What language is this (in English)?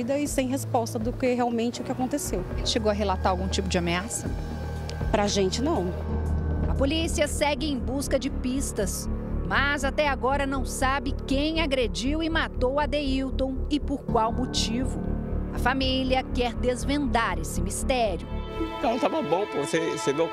Portuguese